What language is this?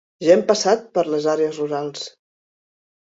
Catalan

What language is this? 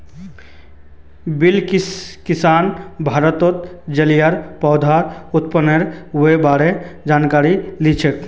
Magahi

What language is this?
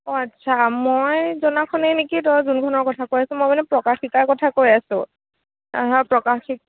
Assamese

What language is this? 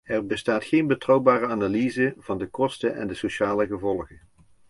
Dutch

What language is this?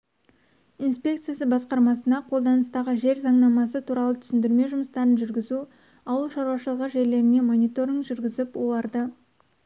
Kazakh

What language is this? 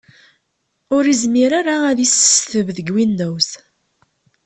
Kabyle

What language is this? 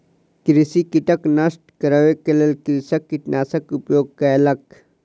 Maithili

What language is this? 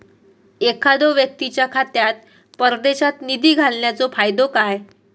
Marathi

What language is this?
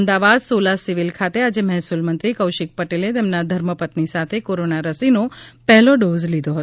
Gujarati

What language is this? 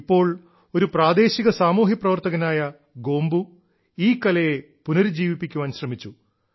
Malayalam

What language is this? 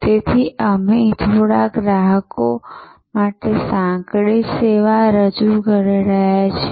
Gujarati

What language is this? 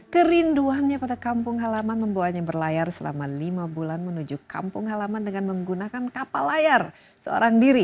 Indonesian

